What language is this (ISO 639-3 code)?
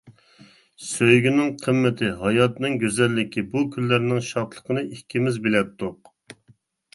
uig